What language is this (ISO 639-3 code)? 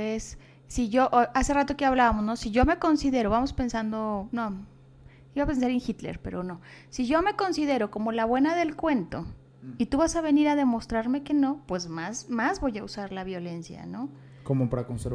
spa